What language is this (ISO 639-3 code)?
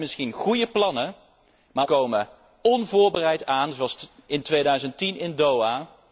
nld